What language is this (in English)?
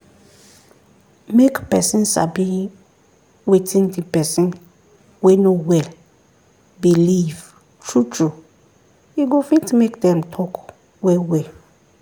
Nigerian Pidgin